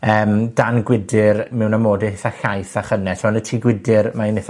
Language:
Welsh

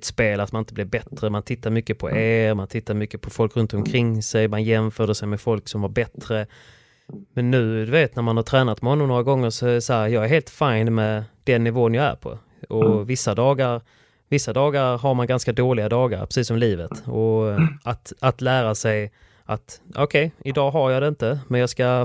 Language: Swedish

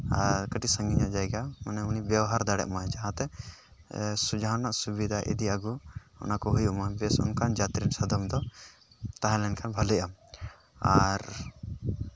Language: Santali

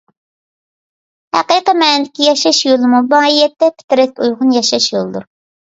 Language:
Uyghur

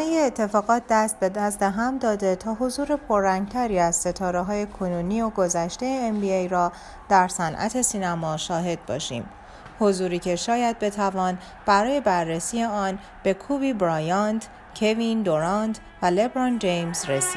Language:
Persian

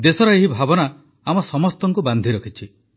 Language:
Odia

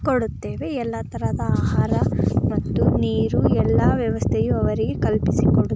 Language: Kannada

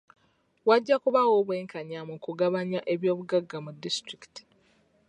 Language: Ganda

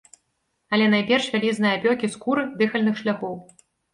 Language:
Belarusian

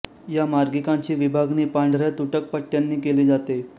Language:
Marathi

